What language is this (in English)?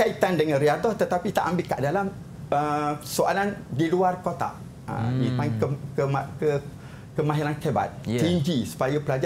Malay